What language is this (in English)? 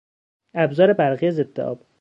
Persian